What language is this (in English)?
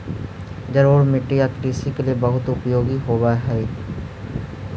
Magahi